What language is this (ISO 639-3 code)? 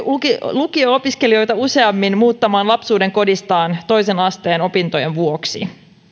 fin